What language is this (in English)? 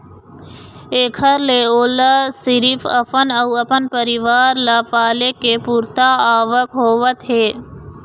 Chhattisgarhi